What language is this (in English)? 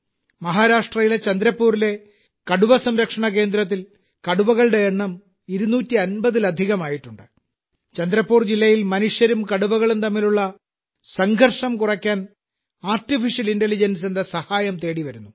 Malayalam